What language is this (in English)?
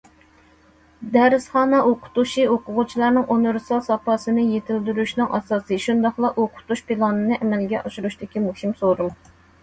Uyghur